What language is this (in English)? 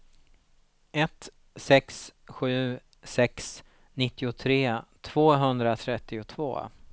Swedish